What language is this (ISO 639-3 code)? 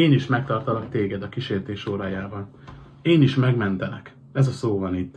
hun